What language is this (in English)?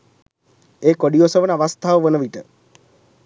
Sinhala